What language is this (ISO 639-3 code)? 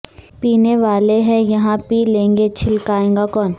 urd